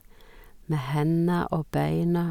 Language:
Norwegian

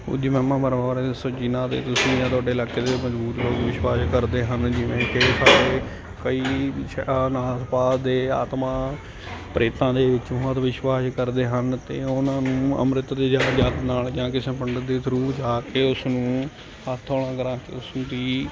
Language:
Punjabi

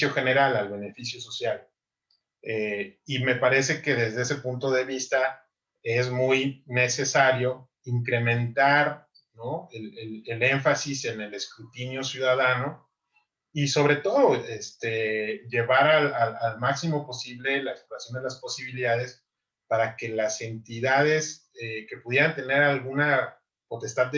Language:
Spanish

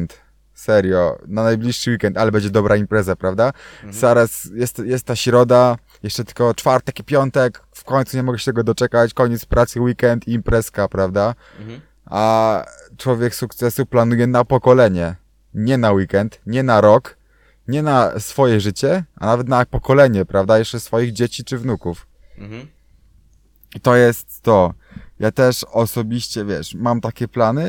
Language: Polish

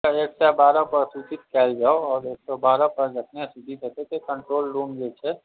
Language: Maithili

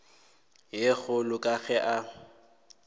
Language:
Northern Sotho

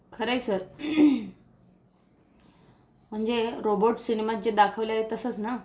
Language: Marathi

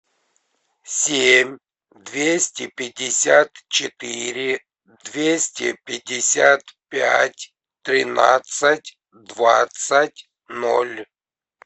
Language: Russian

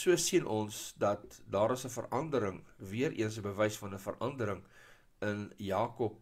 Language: Dutch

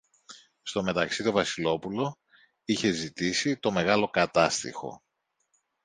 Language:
Greek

